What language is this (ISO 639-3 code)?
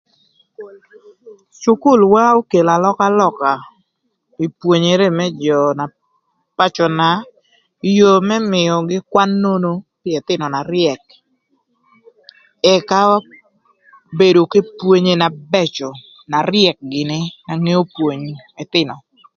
lth